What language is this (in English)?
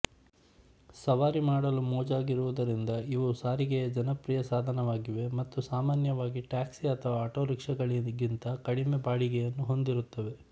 Kannada